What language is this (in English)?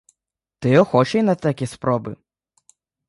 Ukrainian